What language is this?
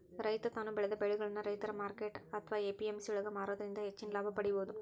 Kannada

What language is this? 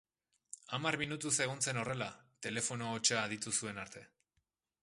Basque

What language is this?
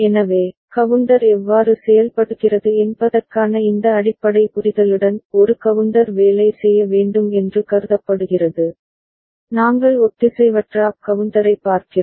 Tamil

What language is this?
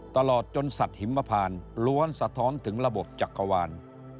Thai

